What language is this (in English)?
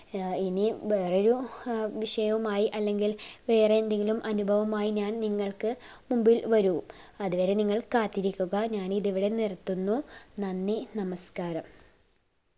Malayalam